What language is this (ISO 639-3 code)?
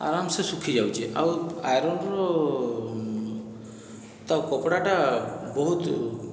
ori